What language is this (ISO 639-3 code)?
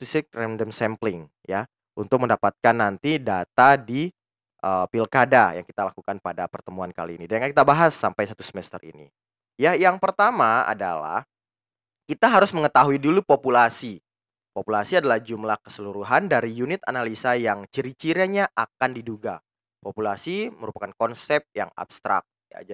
ind